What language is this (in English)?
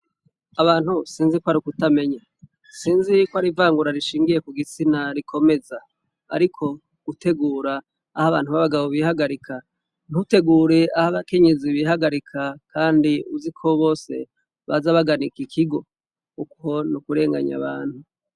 Rundi